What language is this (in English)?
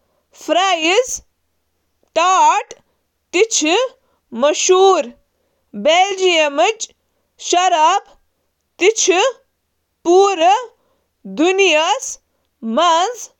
Kashmiri